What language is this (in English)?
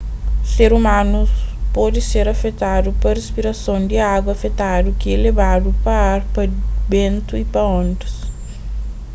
Kabuverdianu